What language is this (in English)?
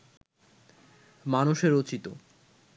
Bangla